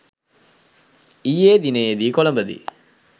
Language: Sinhala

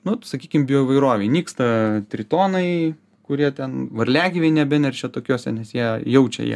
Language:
Lithuanian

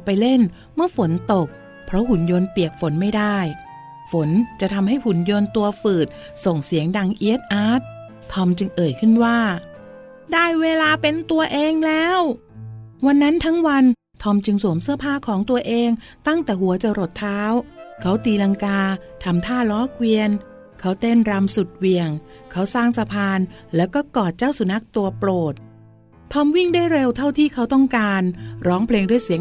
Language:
Thai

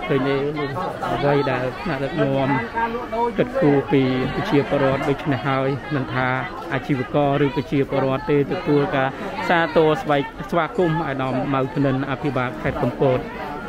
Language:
Thai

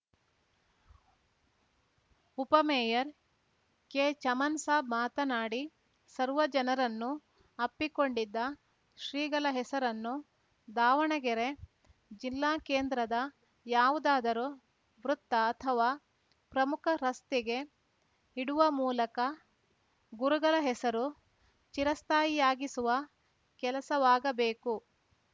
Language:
Kannada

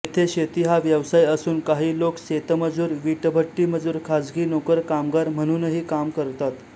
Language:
Marathi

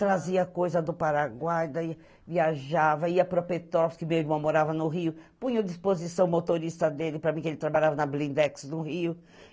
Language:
Portuguese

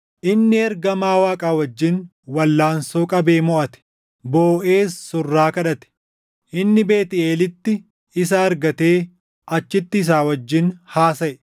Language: Oromo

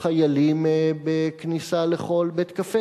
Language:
Hebrew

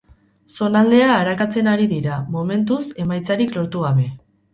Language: Basque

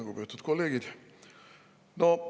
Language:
Estonian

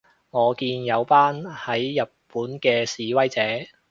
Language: Cantonese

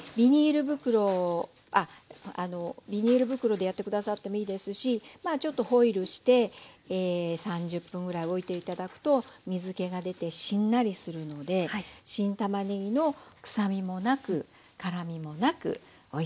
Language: Japanese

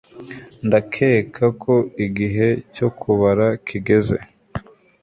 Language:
Kinyarwanda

